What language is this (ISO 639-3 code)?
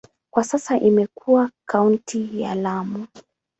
swa